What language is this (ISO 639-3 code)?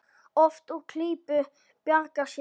isl